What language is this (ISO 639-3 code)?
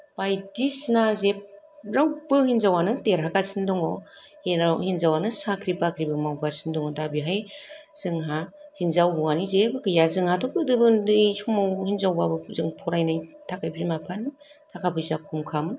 brx